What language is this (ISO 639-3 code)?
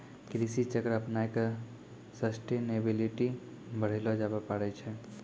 mai